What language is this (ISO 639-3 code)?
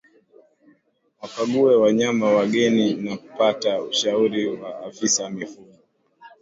swa